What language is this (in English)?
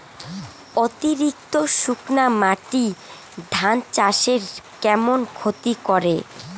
Bangla